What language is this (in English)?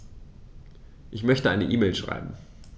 German